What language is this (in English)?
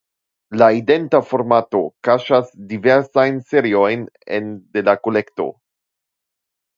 Esperanto